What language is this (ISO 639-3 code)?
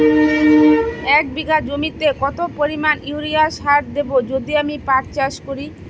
ben